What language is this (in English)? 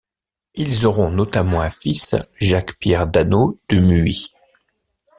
French